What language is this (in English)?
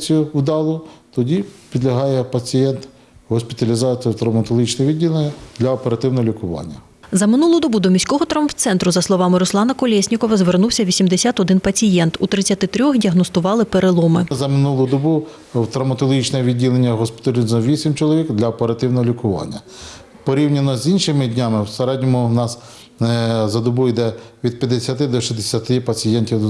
Ukrainian